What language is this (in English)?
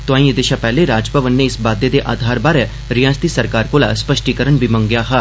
Dogri